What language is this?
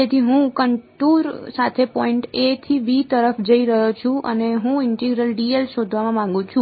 Gujarati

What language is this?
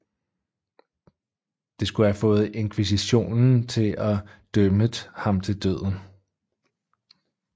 Danish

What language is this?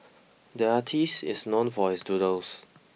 English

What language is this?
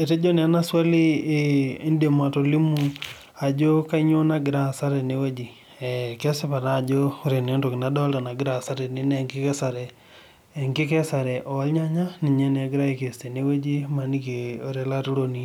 Masai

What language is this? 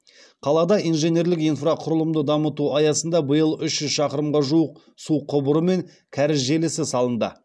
Kazakh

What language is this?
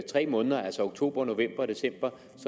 Danish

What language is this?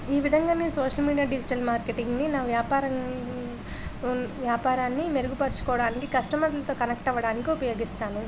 Telugu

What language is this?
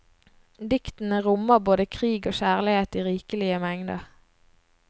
Norwegian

